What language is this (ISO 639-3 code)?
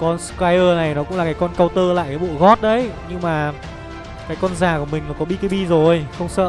vie